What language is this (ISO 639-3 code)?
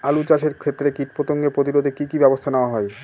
ben